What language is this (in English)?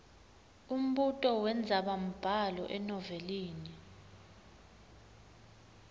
Swati